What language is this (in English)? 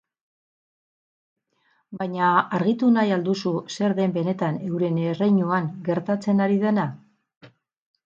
Basque